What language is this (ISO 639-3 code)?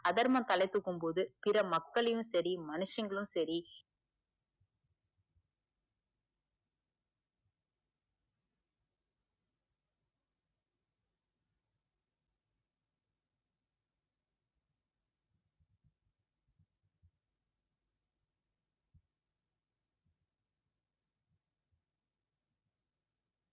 tam